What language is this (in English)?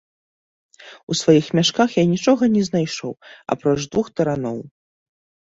Belarusian